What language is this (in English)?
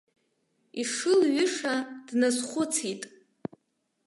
Abkhazian